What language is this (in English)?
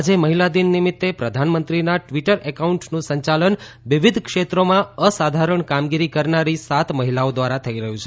Gujarati